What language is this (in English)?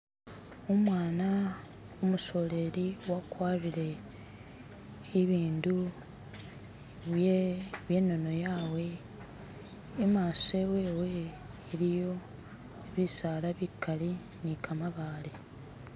Masaaba